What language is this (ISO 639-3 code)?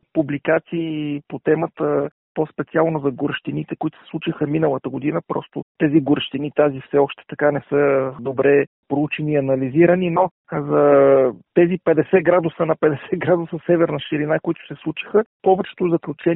bul